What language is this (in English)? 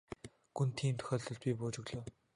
Mongolian